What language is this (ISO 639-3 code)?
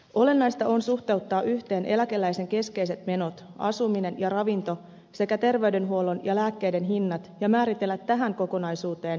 fin